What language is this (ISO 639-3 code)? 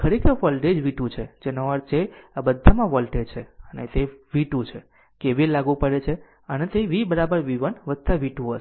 guj